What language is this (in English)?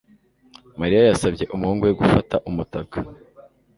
Kinyarwanda